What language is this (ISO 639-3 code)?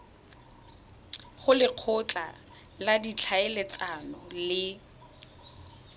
tsn